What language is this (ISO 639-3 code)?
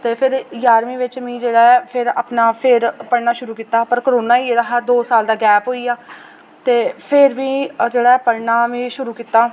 doi